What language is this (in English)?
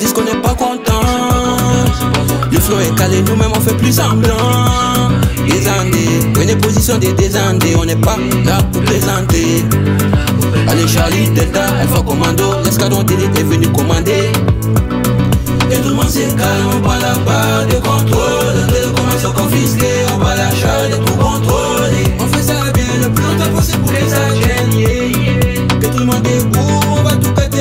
Romanian